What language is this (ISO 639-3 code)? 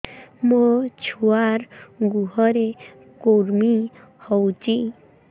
ori